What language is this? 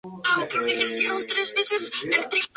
Spanish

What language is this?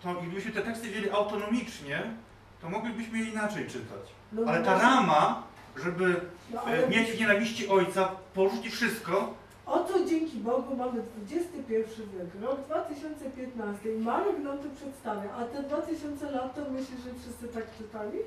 Polish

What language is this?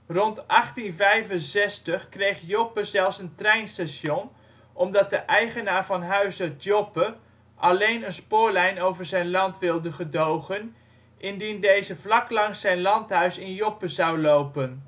Dutch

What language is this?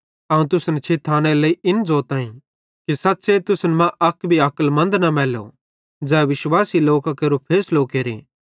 Bhadrawahi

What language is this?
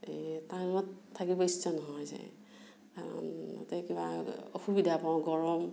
Assamese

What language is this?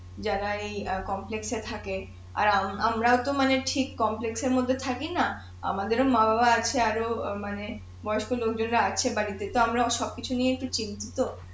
Bangla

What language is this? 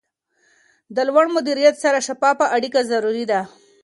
Pashto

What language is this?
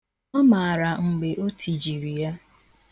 Igbo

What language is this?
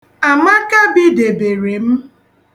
Igbo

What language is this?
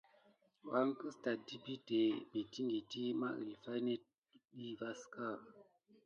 Gidar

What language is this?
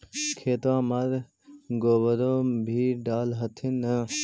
Magahi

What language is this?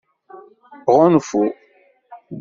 Kabyle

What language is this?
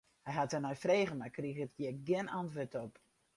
Western Frisian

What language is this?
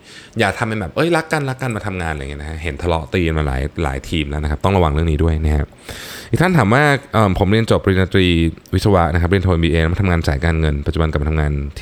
Thai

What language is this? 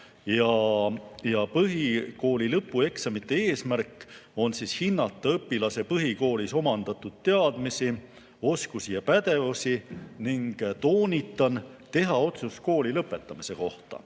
Estonian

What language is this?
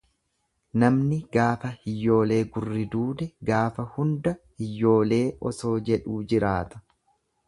Oromo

